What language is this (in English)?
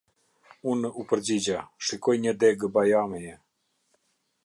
Albanian